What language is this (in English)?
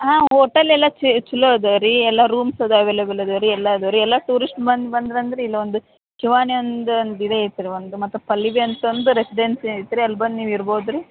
Kannada